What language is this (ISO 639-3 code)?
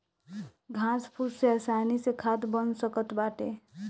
bho